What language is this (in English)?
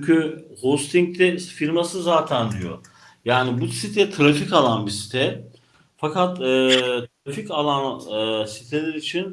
Turkish